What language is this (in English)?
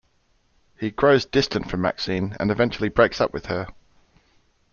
English